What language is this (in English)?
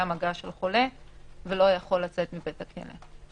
Hebrew